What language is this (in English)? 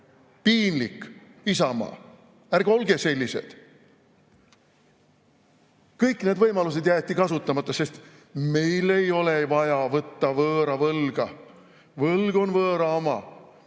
Estonian